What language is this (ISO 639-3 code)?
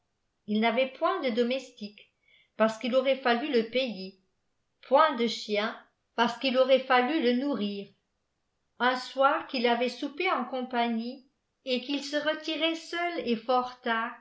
fra